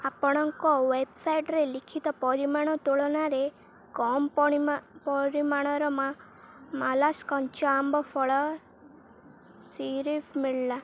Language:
Odia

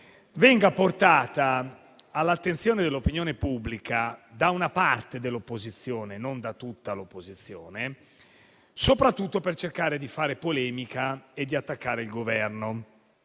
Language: Italian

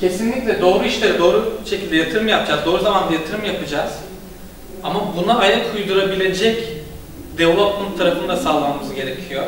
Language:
Turkish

